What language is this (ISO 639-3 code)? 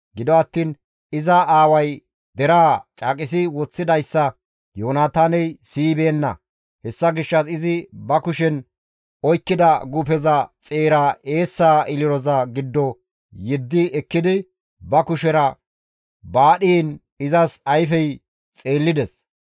gmv